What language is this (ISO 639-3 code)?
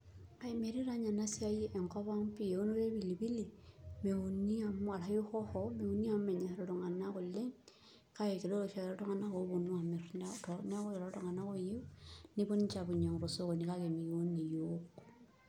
mas